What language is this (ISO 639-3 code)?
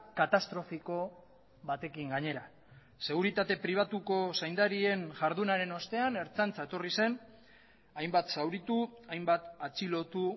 eus